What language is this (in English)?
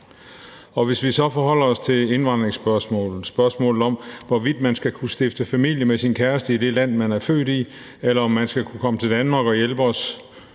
Danish